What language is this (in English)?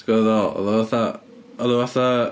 Welsh